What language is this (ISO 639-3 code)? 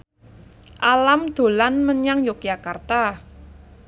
jav